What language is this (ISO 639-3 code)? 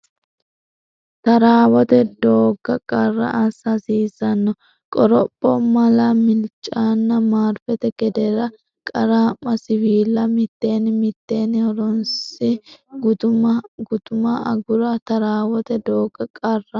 sid